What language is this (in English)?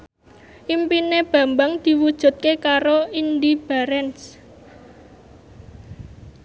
Javanese